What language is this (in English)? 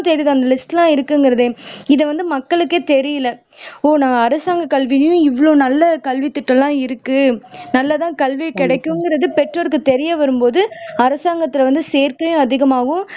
Tamil